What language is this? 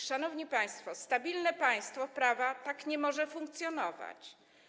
Polish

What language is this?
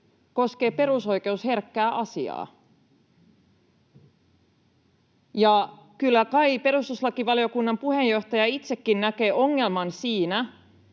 Finnish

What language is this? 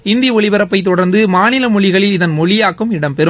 Tamil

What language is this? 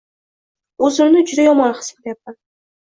Uzbek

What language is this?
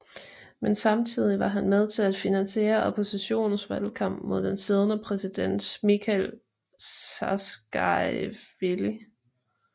Danish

